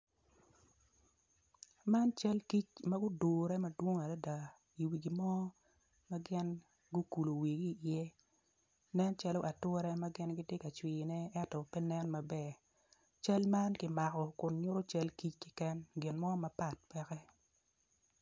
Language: Acoli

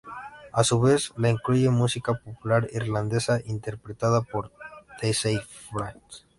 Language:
Spanish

